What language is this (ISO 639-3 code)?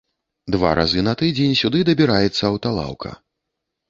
bel